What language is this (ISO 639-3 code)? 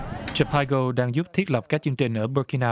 vie